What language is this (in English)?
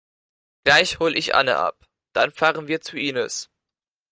German